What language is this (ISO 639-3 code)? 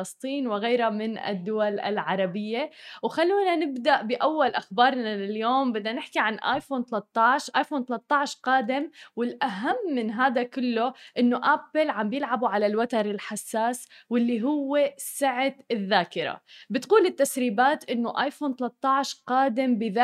ara